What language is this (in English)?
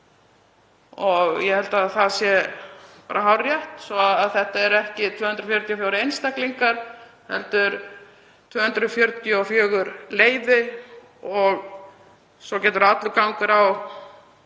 Icelandic